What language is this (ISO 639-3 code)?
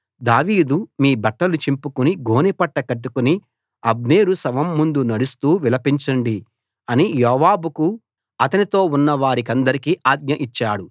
tel